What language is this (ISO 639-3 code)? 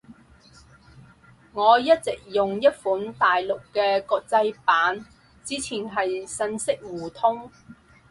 yue